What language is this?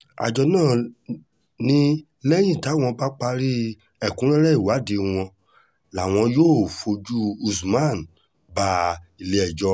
Yoruba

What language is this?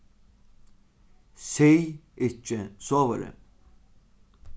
Faroese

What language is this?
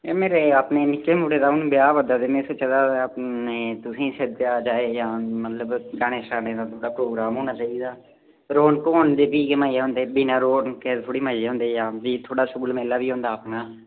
Dogri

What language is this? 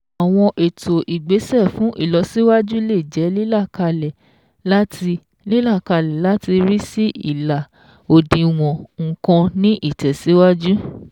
Yoruba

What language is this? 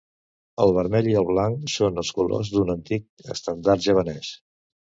Catalan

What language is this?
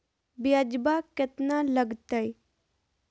Magahi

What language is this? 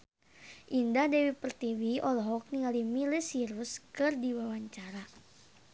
Sundanese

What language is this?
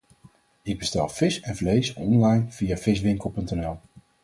Dutch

